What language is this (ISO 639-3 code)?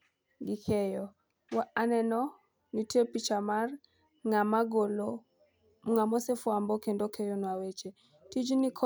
luo